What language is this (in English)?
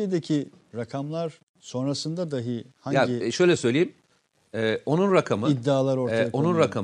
Turkish